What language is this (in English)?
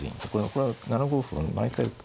Japanese